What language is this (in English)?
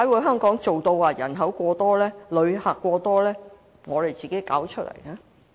Cantonese